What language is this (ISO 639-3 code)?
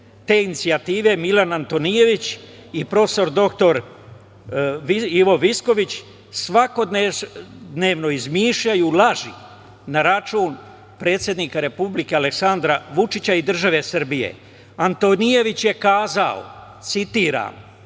srp